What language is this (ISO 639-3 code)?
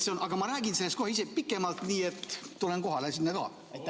est